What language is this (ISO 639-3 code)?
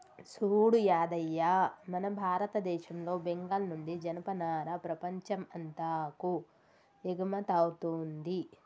tel